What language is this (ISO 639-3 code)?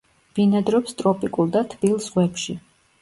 kat